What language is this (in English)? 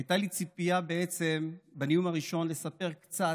Hebrew